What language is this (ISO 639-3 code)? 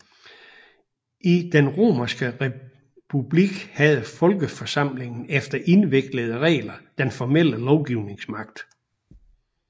dan